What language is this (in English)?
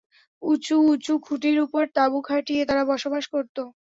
Bangla